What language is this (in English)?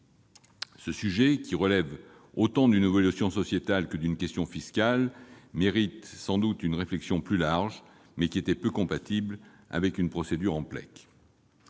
French